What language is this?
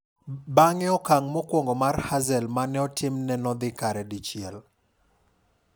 Luo (Kenya and Tanzania)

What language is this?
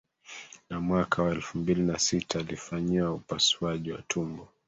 Swahili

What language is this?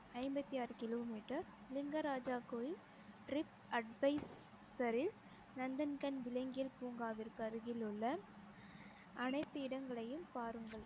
Tamil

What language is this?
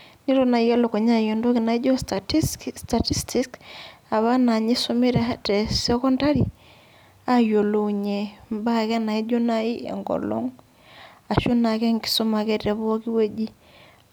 Masai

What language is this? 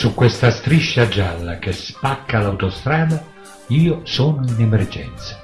Italian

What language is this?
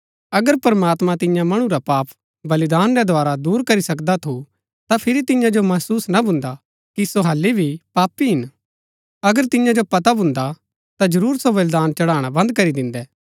Gaddi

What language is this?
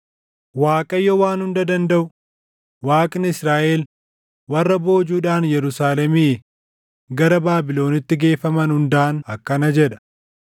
Oromo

